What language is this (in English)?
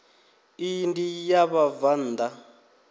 Venda